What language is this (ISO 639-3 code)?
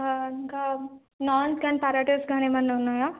tel